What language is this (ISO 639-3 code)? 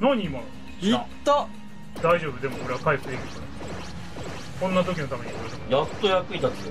jpn